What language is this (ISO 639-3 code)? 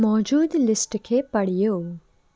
snd